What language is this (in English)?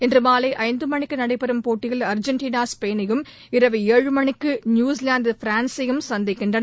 Tamil